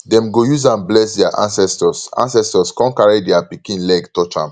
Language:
Nigerian Pidgin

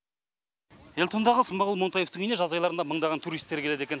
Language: Kazakh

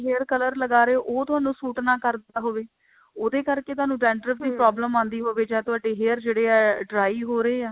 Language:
Punjabi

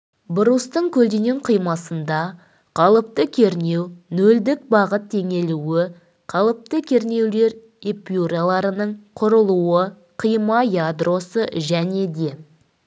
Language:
Kazakh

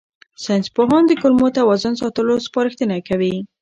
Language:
Pashto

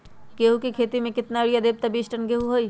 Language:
Magahi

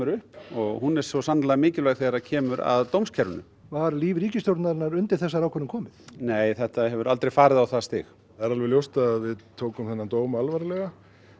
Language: Icelandic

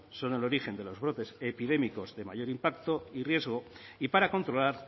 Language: Spanish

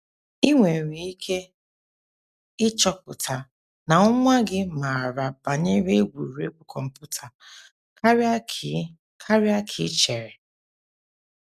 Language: Igbo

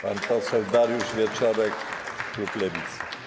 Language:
Polish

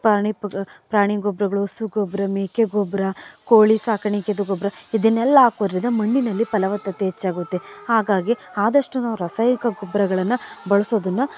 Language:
Kannada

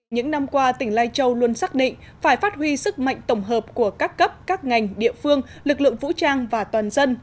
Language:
Vietnamese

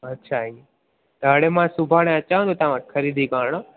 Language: Sindhi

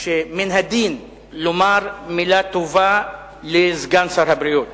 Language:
Hebrew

